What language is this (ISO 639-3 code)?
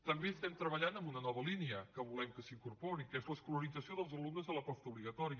cat